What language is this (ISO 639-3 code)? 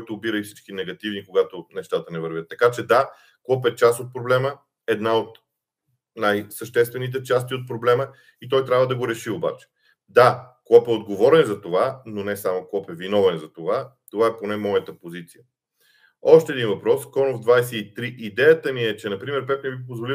bul